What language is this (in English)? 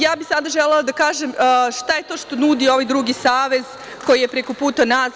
Serbian